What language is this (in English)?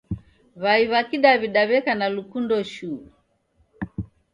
Taita